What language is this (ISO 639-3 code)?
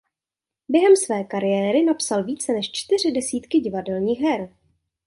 ces